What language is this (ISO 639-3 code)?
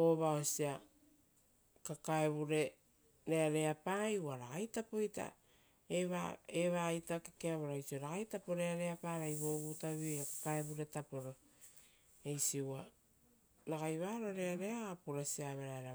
roo